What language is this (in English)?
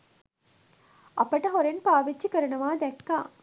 Sinhala